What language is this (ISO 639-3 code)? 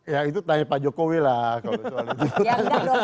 ind